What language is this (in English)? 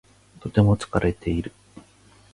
Japanese